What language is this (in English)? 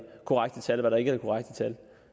Danish